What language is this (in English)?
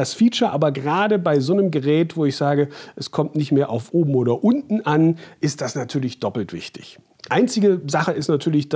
German